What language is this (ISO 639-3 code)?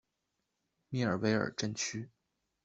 zho